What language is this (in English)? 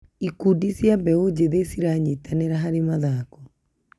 Kikuyu